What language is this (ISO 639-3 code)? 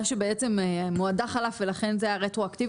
heb